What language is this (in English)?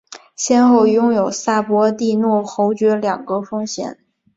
Chinese